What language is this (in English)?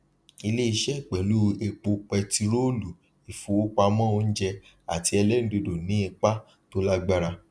Yoruba